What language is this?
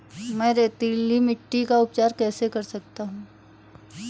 Hindi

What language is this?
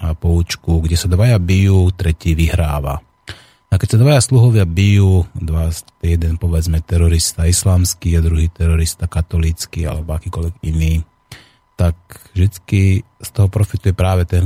Slovak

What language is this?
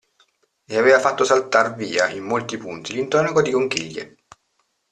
Italian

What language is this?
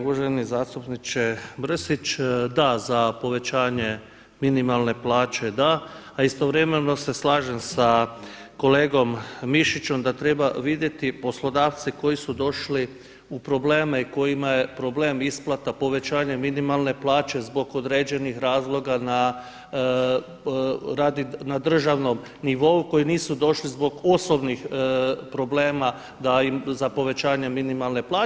Croatian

